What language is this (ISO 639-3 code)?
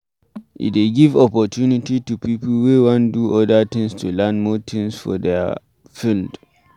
pcm